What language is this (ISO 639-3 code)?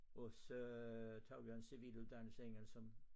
dan